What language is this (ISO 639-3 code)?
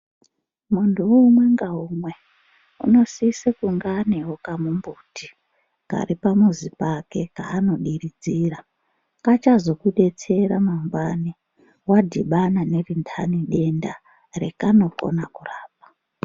ndc